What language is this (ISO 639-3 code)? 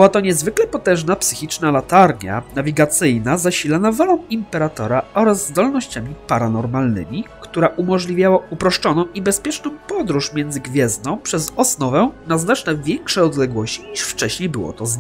pol